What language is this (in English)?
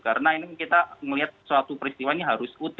Indonesian